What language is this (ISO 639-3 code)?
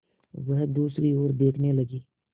hin